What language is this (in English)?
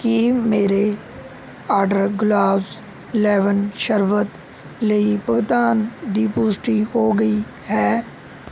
Punjabi